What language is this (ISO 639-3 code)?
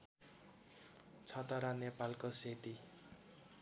nep